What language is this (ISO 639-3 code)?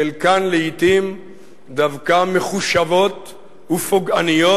heb